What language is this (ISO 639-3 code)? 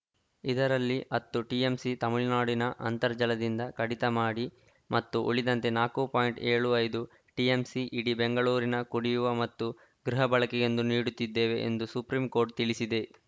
kan